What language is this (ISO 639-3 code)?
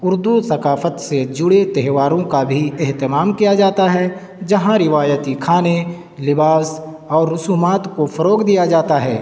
urd